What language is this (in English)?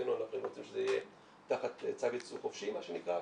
Hebrew